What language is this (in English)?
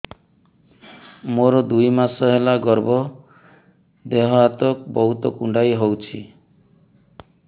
Odia